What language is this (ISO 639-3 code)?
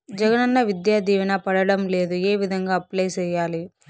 tel